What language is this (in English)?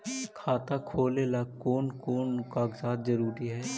Magahi